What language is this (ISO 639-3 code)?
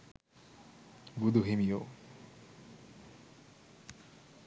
sin